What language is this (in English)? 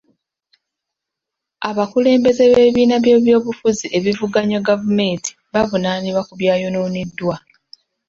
Ganda